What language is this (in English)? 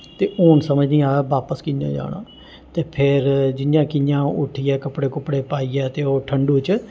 Dogri